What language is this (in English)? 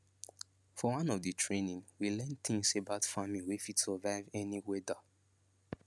Nigerian Pidgin